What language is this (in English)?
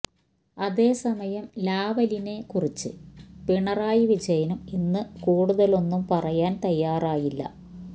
Malayalam